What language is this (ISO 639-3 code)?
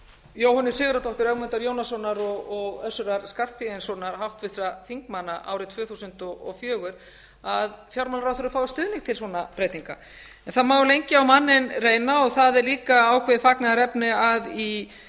isl